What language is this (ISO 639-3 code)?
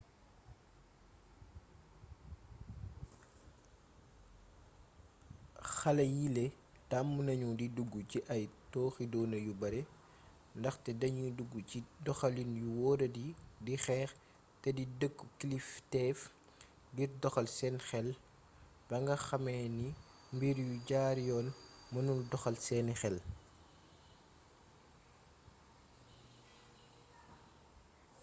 wol